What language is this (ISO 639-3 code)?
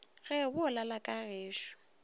nso